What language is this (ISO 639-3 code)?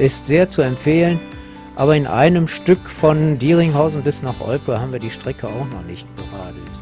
deu